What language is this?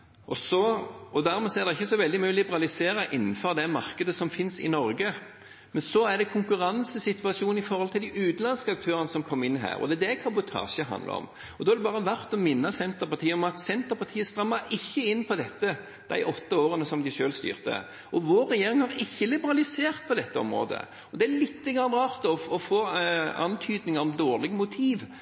Norwegian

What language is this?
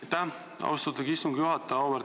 Estonian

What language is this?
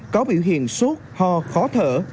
Vietnamese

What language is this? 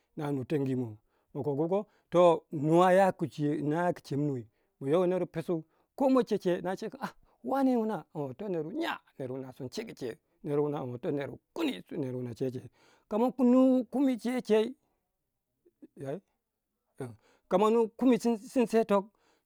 Waja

